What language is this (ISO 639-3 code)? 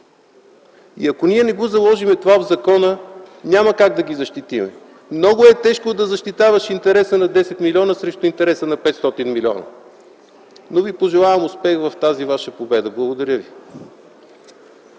bul